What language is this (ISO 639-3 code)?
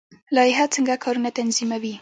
pus